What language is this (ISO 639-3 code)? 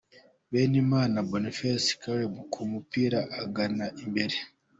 kin